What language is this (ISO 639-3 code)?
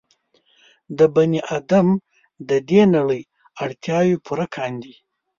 pus